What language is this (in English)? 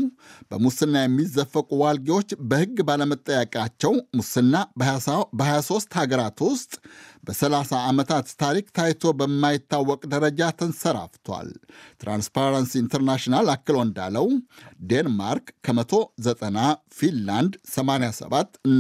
Amharic